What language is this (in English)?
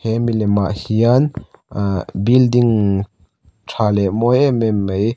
Mizo